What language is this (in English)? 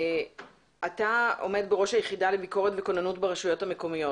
Hebrew